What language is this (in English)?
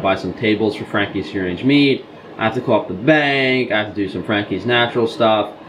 English